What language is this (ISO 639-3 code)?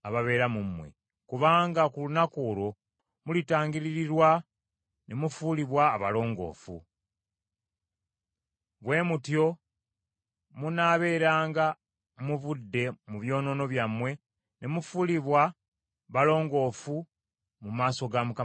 lug